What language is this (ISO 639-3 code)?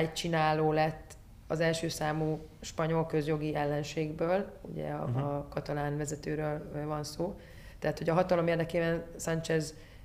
hun